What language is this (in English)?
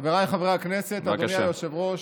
Hebrew